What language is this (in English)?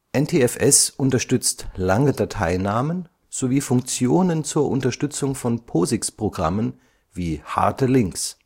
German